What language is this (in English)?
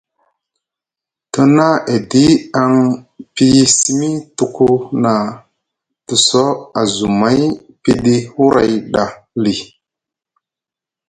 Musgu